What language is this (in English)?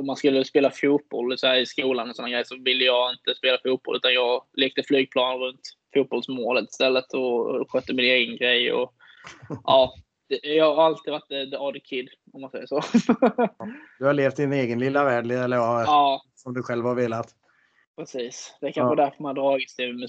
Swedish